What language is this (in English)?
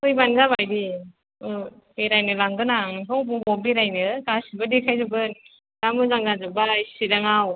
Bodo